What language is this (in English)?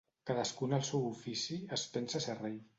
Catalan